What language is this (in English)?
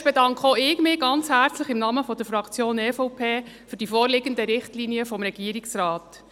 Swiss German